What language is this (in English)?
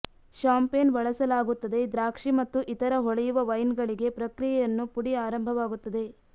Kannada